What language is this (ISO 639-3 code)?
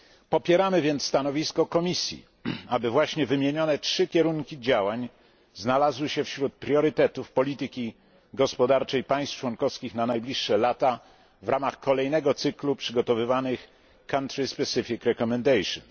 pol